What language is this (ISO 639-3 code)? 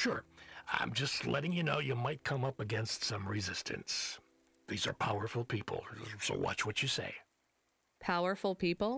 ita